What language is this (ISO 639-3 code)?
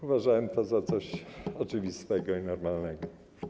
pol